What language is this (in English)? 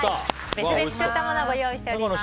Japanese